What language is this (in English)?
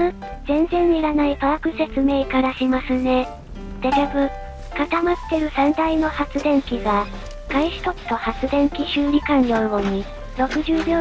Japanese